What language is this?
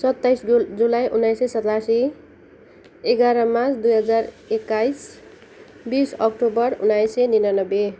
Nepali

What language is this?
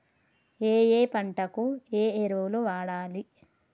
Telugu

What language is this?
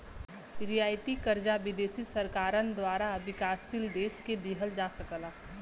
Bhojpuri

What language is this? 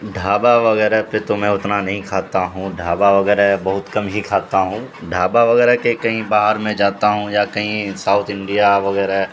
Urdu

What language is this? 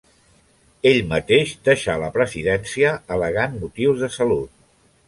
Catalan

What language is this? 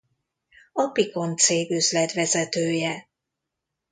Hungarian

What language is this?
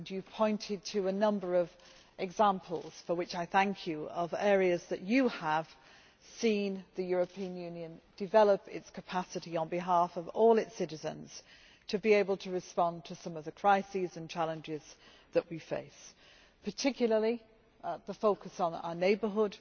English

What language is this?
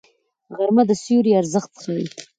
Pashto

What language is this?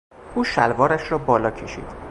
Persian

